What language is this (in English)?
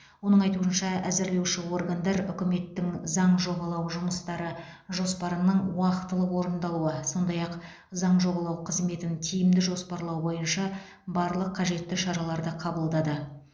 Kazakh